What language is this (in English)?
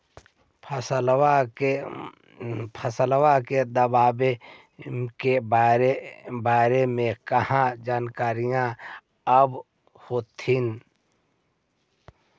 Magahi